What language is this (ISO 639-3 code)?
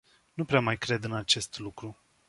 ron